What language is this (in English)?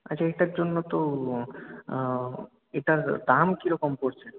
Bangla